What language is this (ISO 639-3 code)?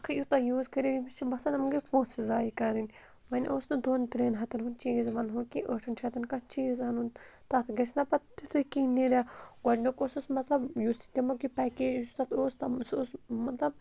kas